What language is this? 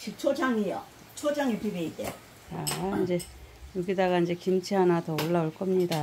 Korean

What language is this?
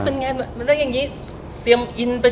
Thai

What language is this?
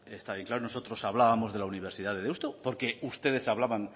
Spanish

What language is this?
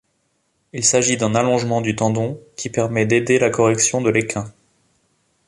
French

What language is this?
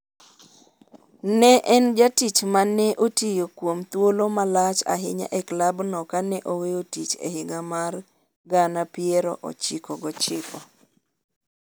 Luo (Kenya and Tanzania)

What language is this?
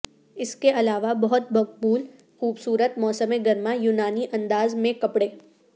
Urdu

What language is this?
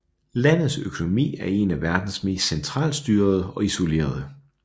Danish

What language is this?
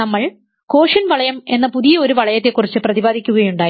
Malayalam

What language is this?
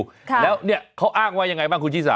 Thai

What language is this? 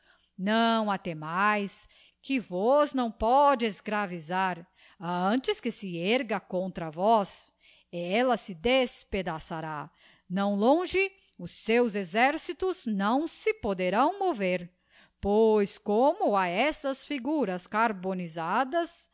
Portuguese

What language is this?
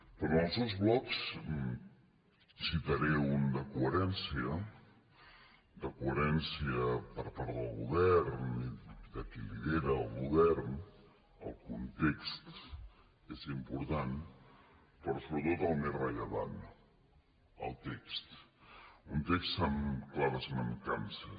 Catalan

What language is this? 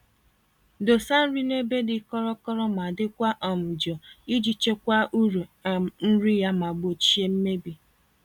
Igbo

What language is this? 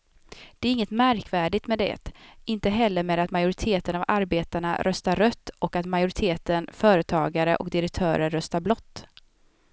Swedish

